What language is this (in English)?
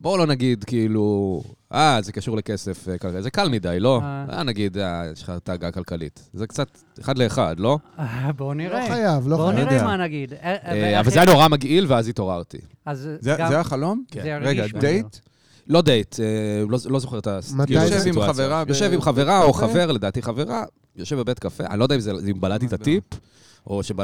Hebrew